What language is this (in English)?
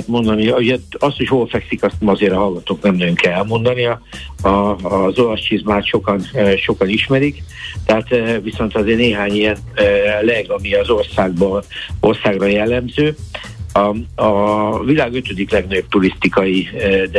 Hungarian